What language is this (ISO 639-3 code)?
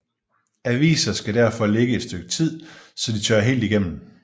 dan